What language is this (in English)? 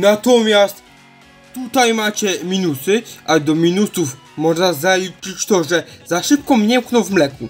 Polish